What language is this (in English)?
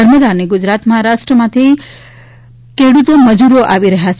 Gujarati